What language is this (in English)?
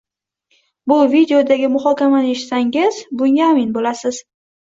Uzbek